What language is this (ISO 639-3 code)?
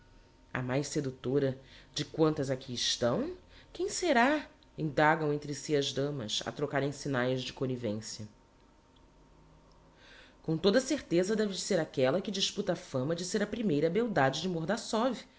por